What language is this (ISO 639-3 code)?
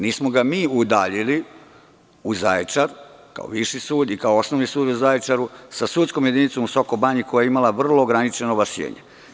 srp